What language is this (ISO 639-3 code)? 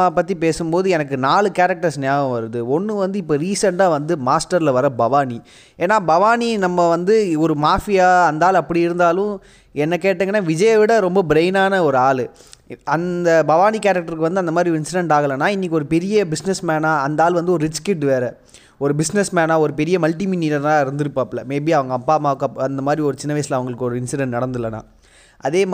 tam